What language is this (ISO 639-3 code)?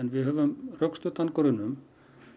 isl